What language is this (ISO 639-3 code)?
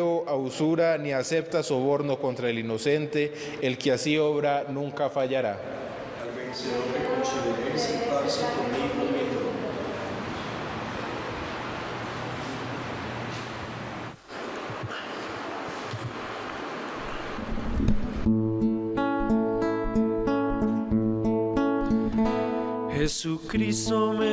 spa